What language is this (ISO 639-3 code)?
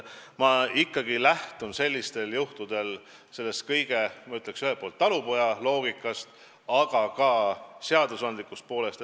est